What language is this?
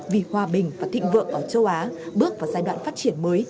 Vietnamese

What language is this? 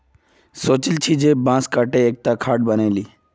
Magahi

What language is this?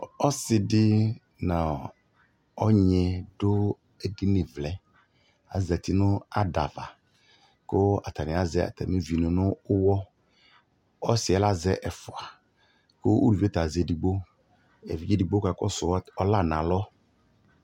Ikposo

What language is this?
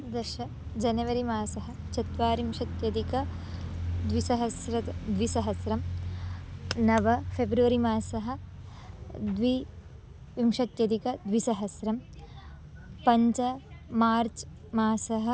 Sanskrit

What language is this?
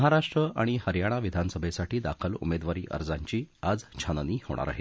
Marathi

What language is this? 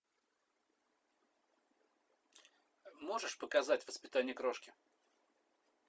Russian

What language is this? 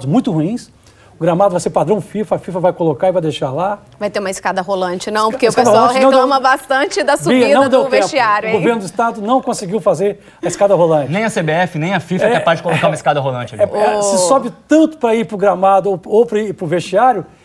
Portuguese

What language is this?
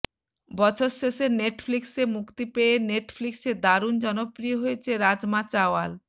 Bangla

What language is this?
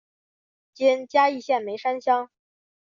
Chinese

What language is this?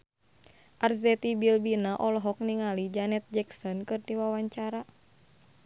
Sundanese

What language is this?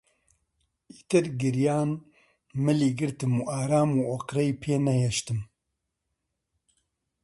Central Kurdish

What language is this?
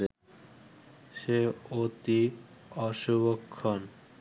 Bangla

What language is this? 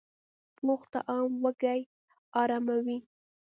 Pashto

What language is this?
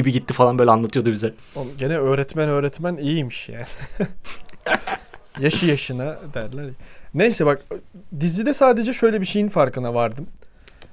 Turkish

